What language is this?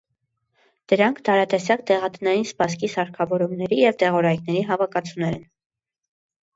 Armenian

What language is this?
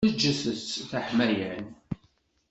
Kabyle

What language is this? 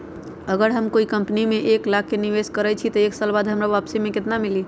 Magahi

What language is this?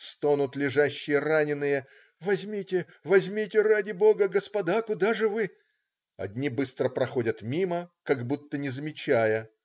Russian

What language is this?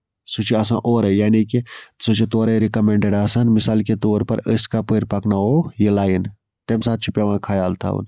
Kashmiri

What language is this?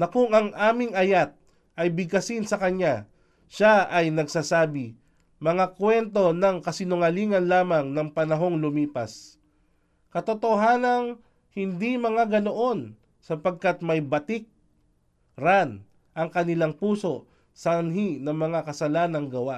Filipino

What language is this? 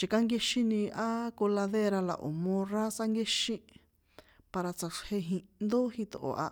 San Juan Atzingo Popoloca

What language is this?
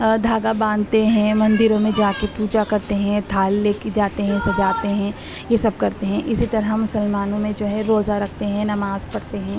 Urdu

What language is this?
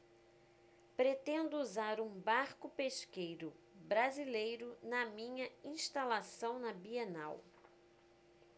Portuguese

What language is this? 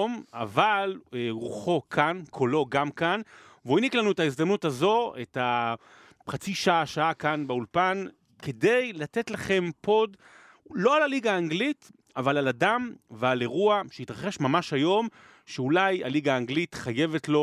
Hebrew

